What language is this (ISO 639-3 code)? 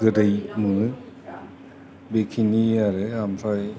brx